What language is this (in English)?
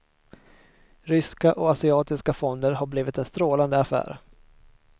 Swedish